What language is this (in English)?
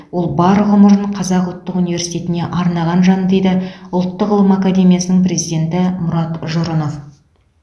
Kazakh